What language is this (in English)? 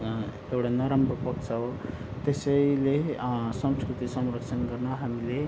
Nepali